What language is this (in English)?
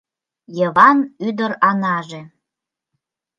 Mari